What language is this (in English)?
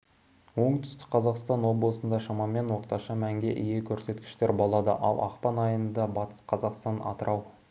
Kazakh